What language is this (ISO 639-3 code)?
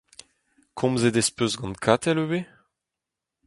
bre